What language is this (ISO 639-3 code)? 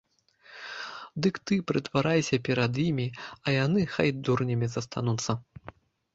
bel